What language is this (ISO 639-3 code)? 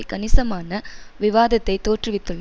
tam